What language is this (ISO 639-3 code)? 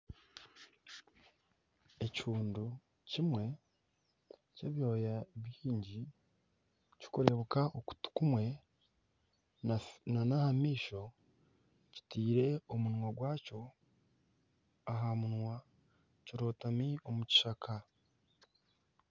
nyn